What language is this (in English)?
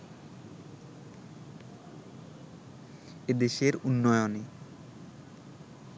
Bangla